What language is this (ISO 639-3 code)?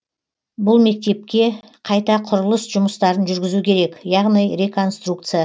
kaz